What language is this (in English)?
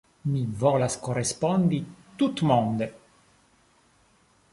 Esperanto